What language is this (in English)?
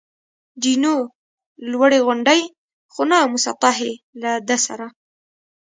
Pashto